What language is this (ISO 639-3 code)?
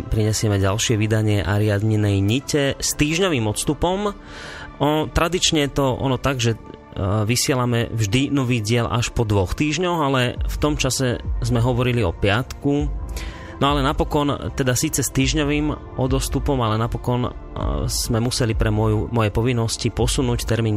slk